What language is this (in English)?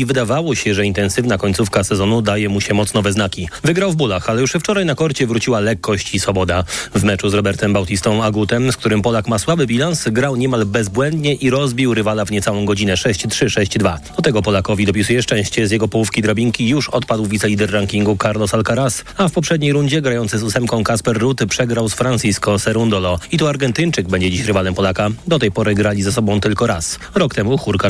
Polish